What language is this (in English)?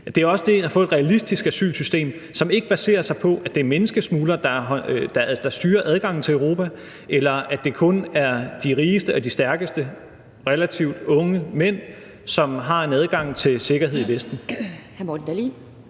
Danish